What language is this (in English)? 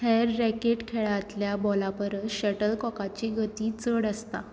Konkani